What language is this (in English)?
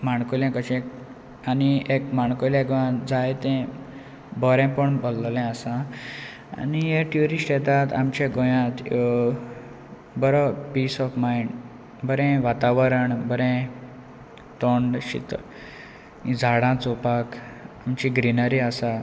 Konkani